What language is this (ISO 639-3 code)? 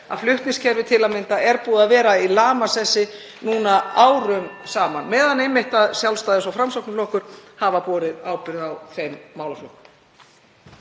isl